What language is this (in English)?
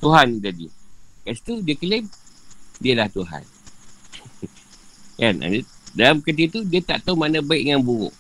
Malay